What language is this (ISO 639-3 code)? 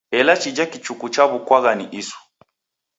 dav